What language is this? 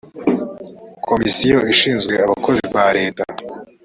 Kinyarwanda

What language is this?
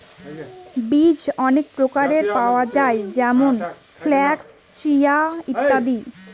Bangla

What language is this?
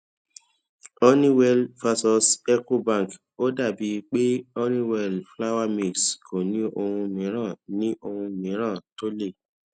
Yoruba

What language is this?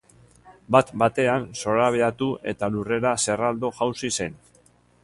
Basque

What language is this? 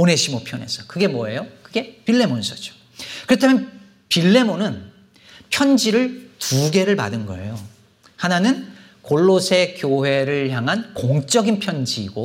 Korean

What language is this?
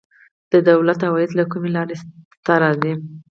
Pashto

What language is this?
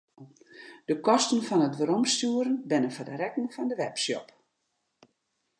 Western Frisian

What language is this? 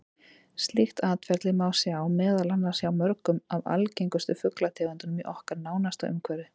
Icelandic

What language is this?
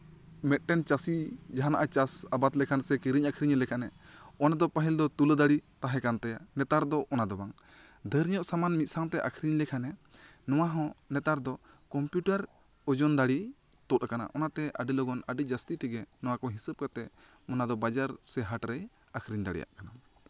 Santali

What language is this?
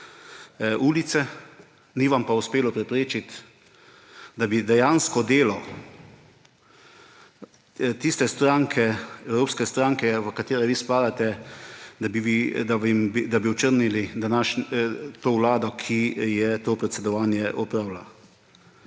Slovenian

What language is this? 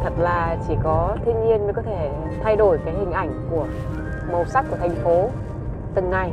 Vietnamese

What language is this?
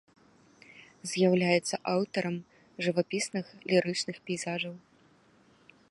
Belarusian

